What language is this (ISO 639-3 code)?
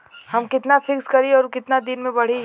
bho